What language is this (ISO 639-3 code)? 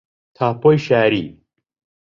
ckb